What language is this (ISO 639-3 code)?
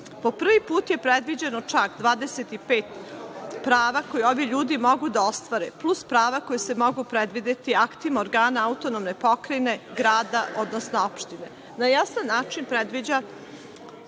srp